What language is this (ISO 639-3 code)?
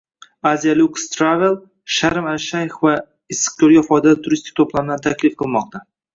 uzb